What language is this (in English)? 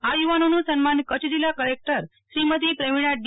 Gujarati